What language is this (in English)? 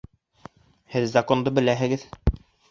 Bashkir